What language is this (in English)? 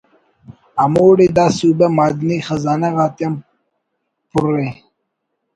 Brahui